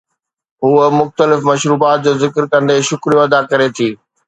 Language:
Sindhi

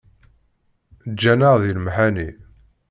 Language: Kabyle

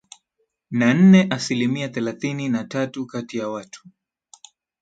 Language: Swahili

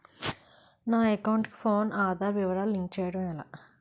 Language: Telugu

